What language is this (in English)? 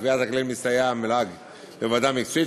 Hebrew